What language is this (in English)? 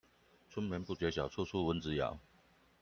Chinese